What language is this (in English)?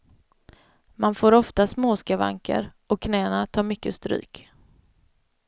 Swedish